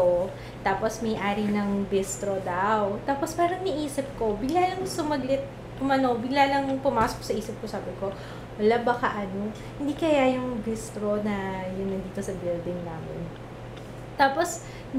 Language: Filipino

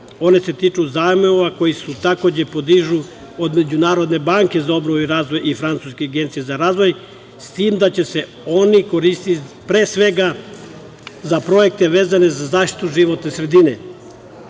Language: Serbian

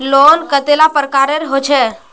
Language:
Magahi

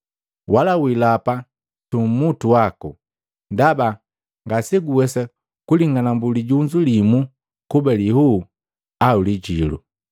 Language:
Matengo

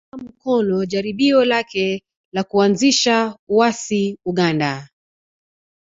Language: Swahili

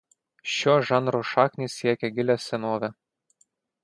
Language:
Lithuanian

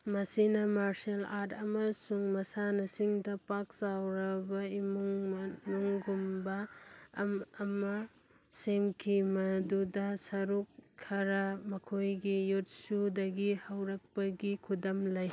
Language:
Manipuri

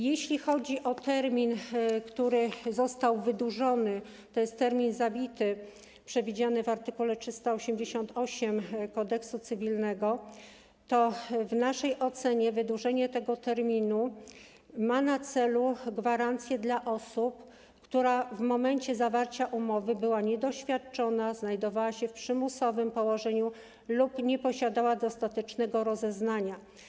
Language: Polish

